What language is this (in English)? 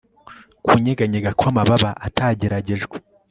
Kinyarwanda